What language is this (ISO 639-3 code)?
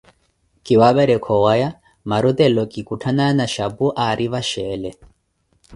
eko